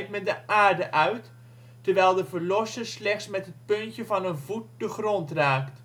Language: Dutch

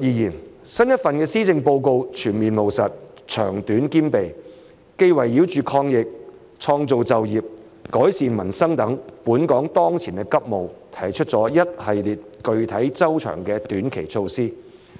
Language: Cantonese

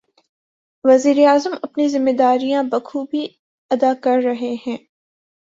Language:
Urdu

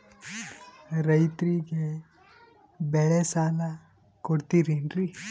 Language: Kannada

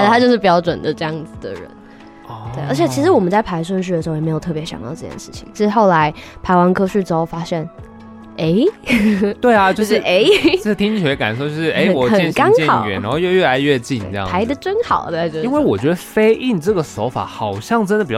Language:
Chinese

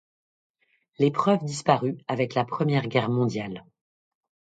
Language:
French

